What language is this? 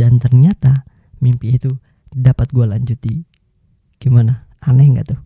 Indonesian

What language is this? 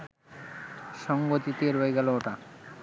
Bangla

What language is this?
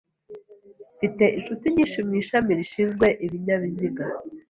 Kinyarwanda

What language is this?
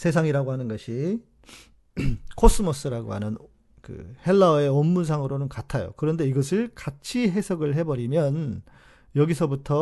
Korean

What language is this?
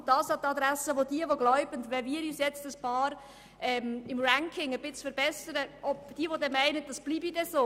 Swiss German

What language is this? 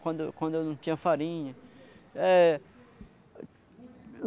Portuguese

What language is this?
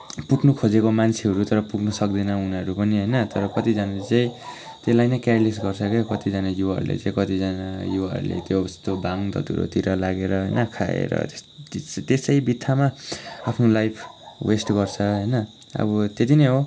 Nepali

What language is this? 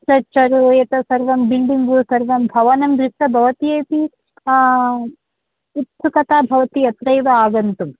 Sanskrit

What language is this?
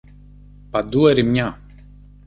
Greek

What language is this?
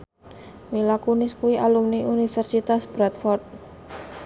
Javanese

